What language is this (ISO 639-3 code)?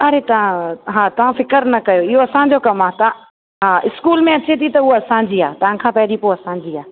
snd